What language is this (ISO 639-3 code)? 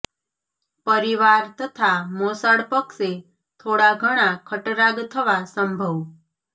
guj